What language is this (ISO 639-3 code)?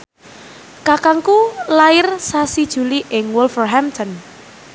jav